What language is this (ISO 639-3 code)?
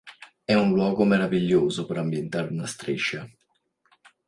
ita